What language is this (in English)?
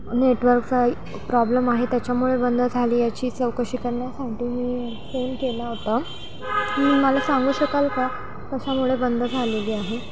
Marathi